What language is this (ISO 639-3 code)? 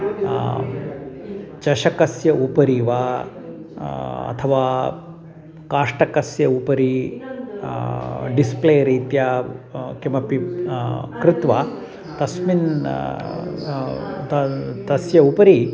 san